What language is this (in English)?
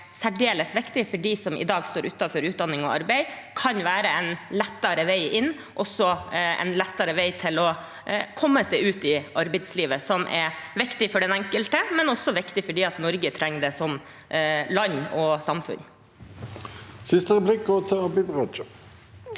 Norwegian